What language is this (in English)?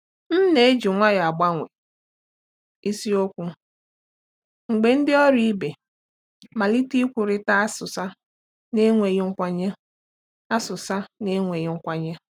Igbo